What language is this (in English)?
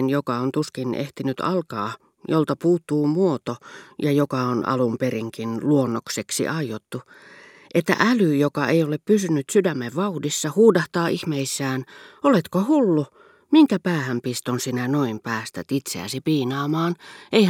Finnish